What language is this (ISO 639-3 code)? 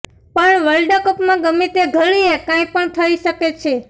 guj